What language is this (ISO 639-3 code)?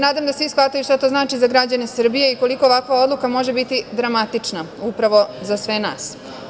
srp